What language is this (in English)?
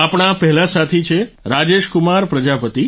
Gujarati